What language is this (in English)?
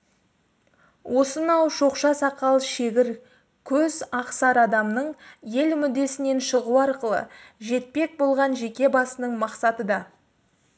Kazakh